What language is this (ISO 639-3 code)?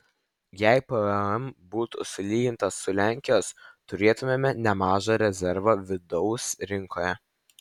lit